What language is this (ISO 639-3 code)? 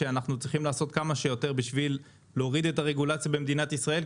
heb